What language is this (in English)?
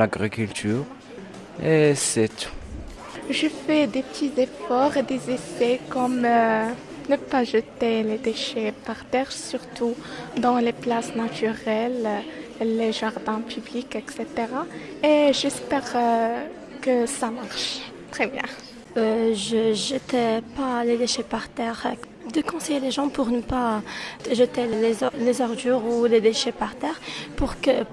French